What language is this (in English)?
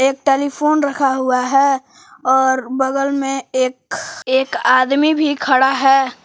Hindi